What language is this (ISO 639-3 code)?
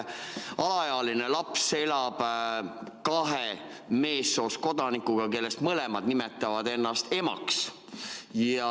est